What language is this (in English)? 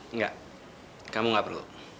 Indonesian